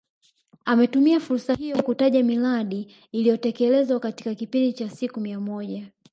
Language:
Swahili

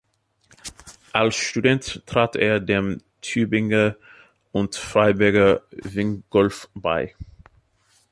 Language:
German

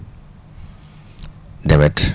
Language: Wolof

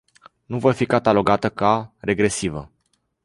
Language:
Romanian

